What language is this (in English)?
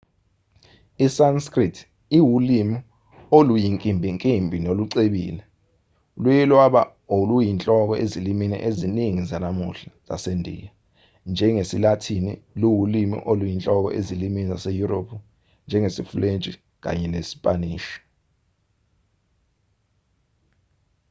Zulu